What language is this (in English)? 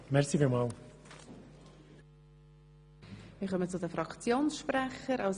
Swiss German